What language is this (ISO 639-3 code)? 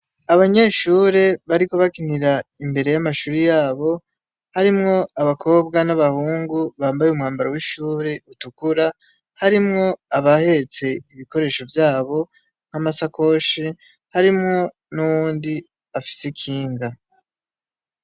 run